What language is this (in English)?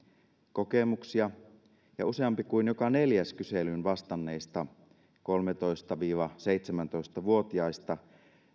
Finnish